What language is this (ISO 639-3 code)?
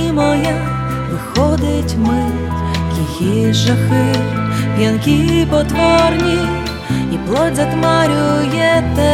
ukr